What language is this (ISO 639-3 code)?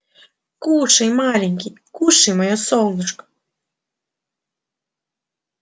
rus